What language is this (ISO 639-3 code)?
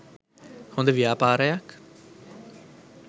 sin